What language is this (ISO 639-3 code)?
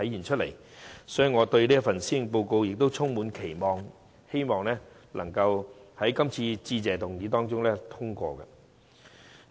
yue